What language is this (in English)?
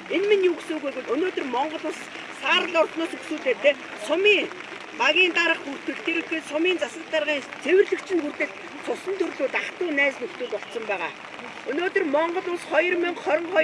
Turkish